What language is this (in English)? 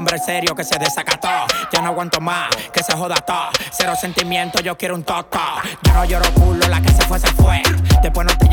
Spanish